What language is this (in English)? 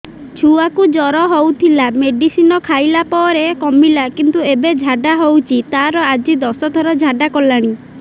Odia